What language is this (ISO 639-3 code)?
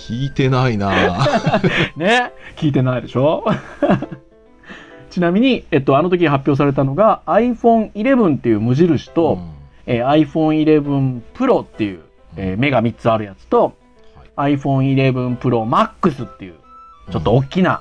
jpn